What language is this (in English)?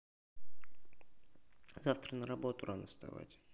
Russian